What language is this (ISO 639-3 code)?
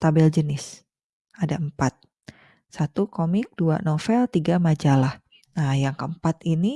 ind